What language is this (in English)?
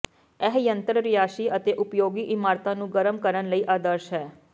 Punjabi